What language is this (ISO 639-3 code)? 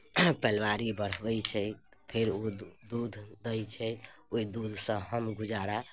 mai